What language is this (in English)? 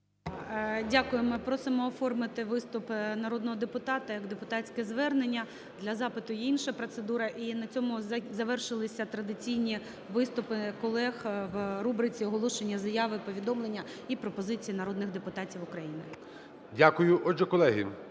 Ukrainian